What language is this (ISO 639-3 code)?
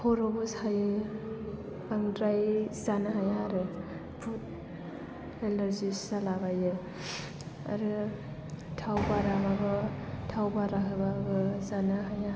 brx